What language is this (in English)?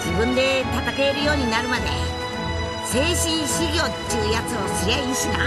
Japanese